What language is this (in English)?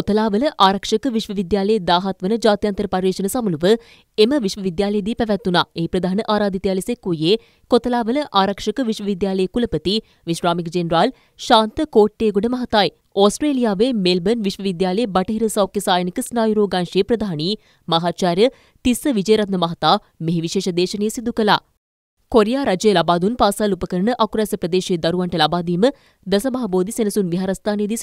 Indonesian